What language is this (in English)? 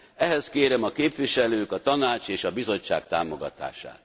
Hungarian